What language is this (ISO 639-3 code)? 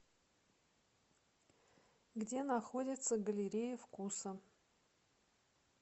rus